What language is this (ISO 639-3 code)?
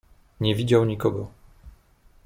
pol